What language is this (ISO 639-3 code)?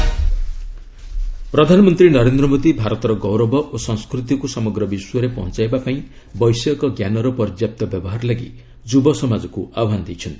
ori